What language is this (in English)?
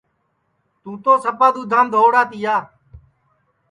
Sansi